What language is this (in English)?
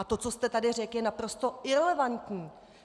Czech